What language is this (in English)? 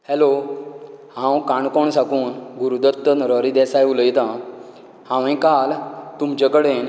Konkani